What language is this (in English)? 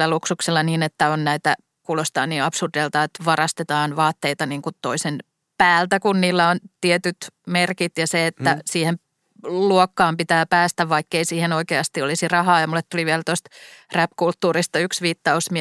Finnish